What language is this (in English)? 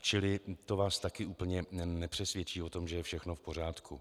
Czech